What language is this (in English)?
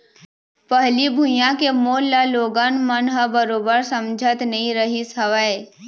Chhattisgarhi